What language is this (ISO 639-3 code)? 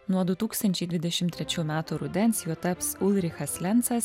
lit